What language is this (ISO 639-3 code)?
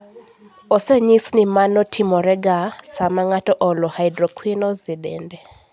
luo